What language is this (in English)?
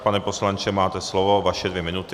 Czech